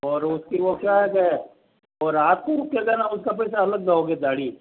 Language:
Hindi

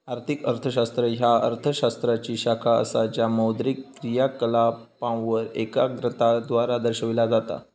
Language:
Marathi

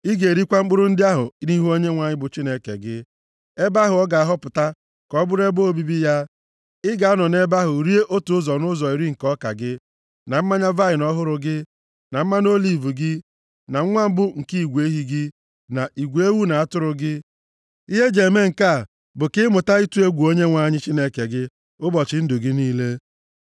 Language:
Igbo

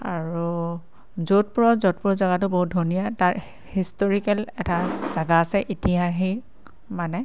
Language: Assamese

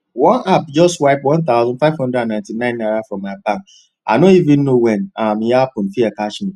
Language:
Nigerian Pidgin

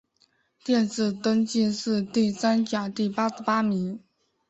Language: Chinese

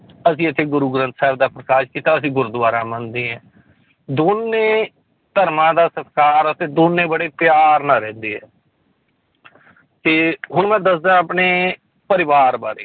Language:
Punjabi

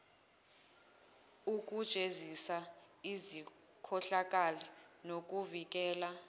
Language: Zulu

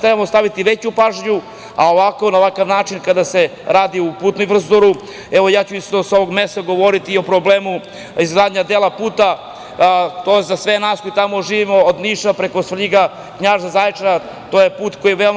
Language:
Serbian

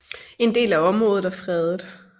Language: Danish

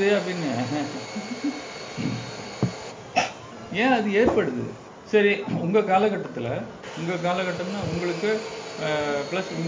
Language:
Tamil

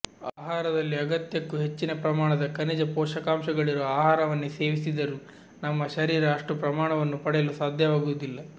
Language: Kannada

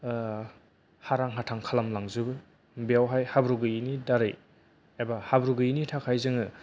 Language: Bodo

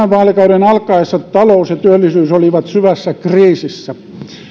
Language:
Finnish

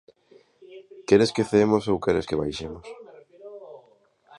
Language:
Galician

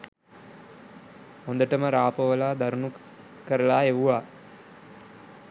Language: Sinhala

